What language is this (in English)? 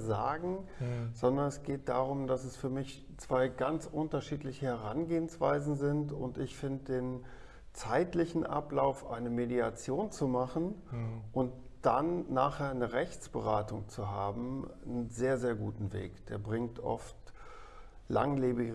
German